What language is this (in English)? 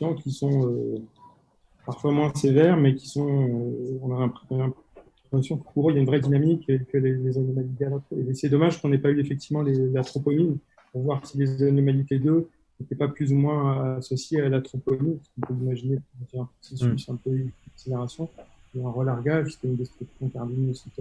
French